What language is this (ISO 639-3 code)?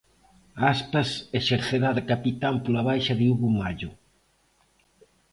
glg